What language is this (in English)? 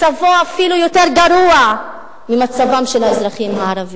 Hebrew